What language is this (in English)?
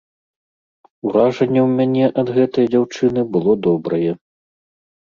Belarusian